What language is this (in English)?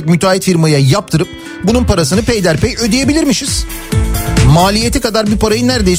Turkish